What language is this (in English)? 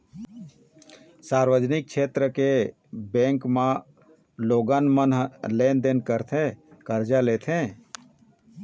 Chhattisgarhi